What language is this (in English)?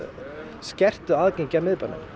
Icelandic